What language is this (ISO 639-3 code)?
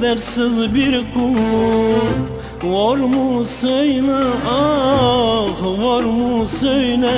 tur